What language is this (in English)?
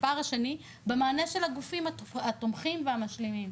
Hebrew